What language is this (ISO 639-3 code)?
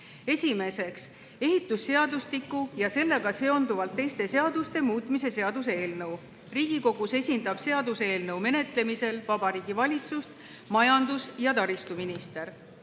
est